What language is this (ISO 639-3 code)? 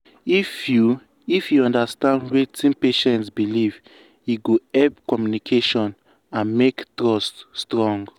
pcm